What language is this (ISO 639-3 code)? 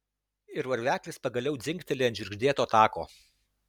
lit